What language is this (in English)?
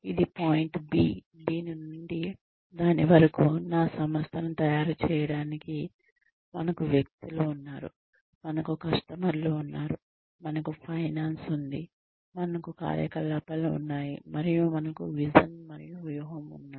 Telugu